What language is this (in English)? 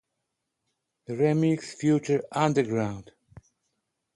Polish